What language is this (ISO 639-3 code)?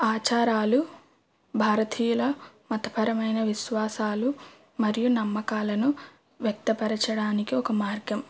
tel